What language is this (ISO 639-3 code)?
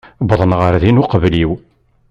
kab